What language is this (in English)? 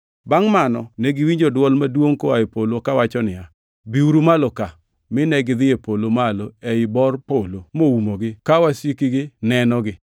Luo (Kenya and Tanzania)